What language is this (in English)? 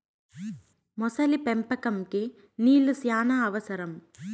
Telugu